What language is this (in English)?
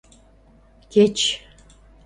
Mari